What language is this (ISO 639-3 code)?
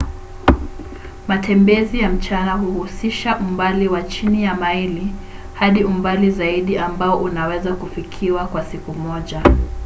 swa